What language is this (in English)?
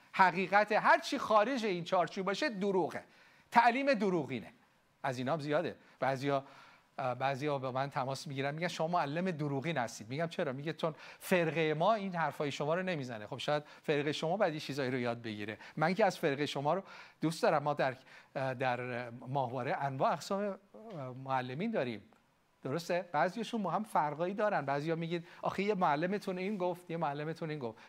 Persian